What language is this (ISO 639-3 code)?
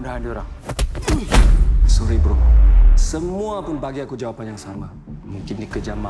msa